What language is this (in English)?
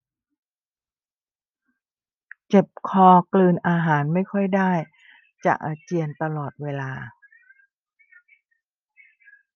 Thai